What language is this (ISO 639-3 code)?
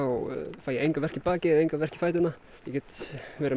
isl